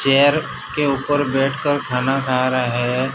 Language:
Hindi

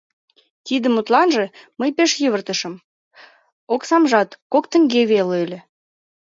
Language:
Mari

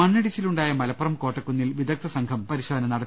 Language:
Malayalam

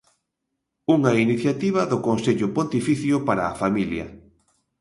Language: Galician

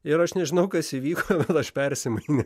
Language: Lithuanian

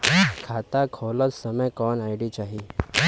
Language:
Bhojpuri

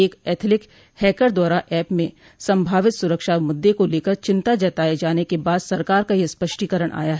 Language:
Hindi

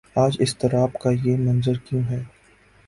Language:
Urdu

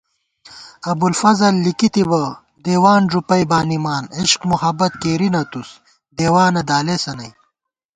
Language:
Gawar-Bati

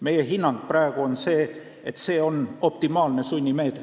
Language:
Estonian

